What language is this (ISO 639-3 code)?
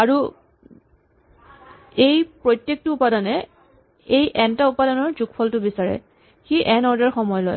asm